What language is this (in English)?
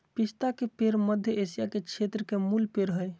Magahi